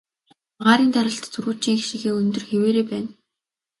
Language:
Mongolian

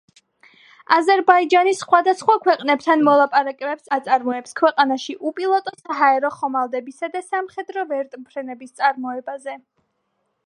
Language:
Georgian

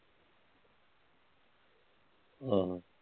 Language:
Punjabi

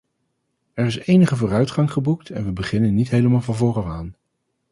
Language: Dutch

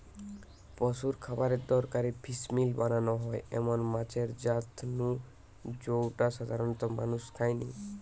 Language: Bangla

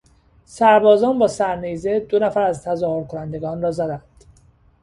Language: Persian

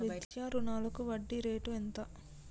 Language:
Telugu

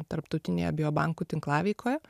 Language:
Lithuanian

